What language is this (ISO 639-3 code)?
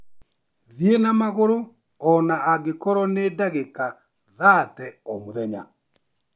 kik